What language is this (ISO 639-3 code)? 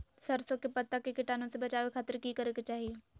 mag